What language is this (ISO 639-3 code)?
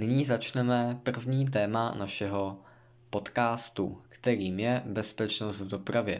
ces